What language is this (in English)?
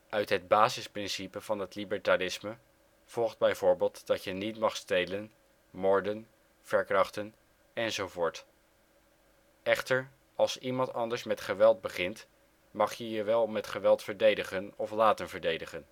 Dutch